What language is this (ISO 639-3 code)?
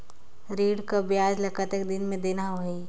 hne